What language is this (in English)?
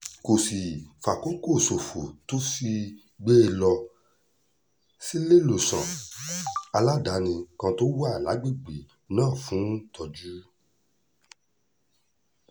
Yoruba